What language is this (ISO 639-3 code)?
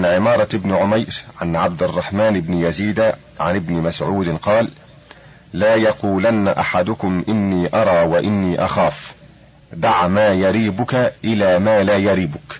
ara